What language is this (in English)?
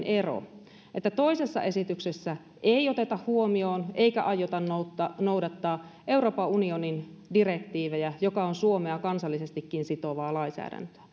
Finnish